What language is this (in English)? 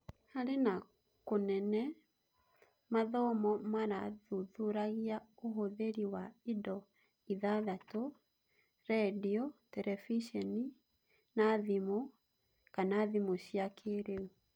Kikuyu